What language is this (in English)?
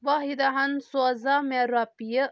Kashmiri